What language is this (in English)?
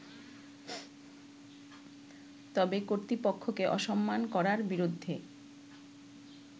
Bangla